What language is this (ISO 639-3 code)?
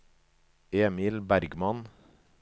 nor